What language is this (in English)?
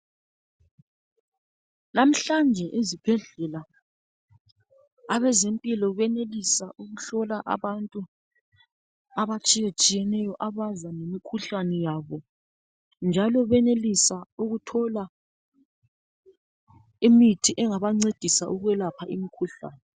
North Ndebele